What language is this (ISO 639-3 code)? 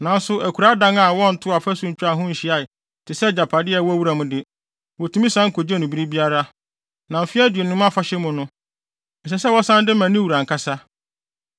aka